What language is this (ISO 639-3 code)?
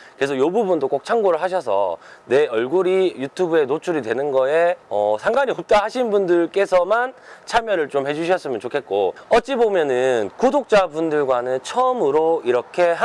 kor